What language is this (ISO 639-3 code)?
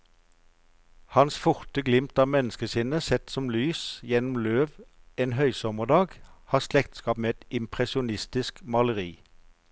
nor